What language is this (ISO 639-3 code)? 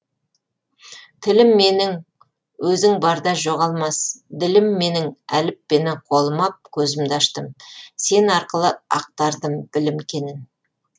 kaz